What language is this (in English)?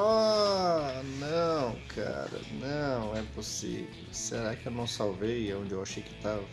Portuguese